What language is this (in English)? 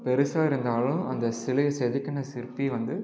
Tamil